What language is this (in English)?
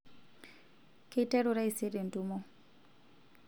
Masai